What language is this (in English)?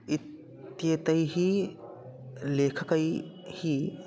Sanskrit